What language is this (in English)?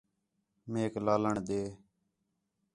Khetrani